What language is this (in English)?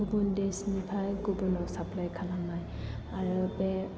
Bodo